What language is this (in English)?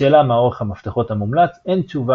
Hebrew